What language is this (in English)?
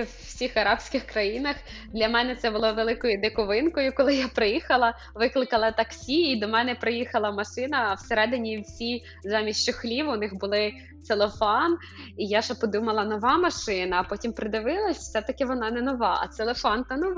Ukrainian